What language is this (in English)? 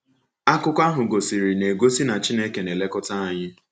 Igbo